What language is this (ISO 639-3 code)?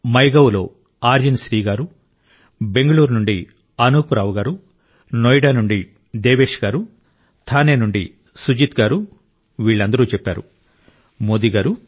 tel